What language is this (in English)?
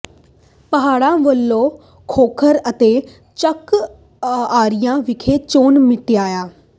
Punjabi